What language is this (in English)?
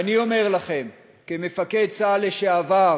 Hebrew